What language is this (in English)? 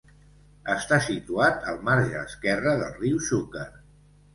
Catalan